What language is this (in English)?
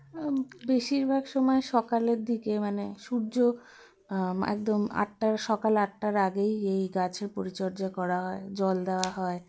Bangla